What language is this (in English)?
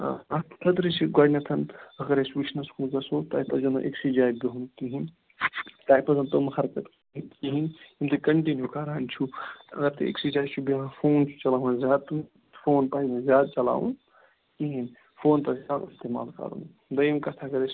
Kashmiri